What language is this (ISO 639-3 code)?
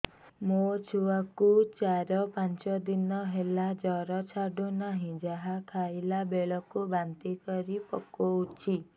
ori